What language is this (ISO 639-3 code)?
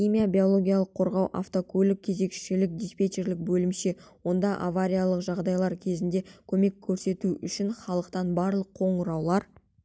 kaz